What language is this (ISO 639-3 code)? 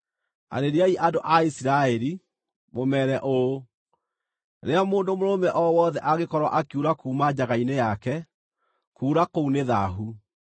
kik